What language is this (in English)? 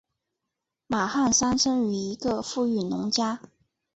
Chinese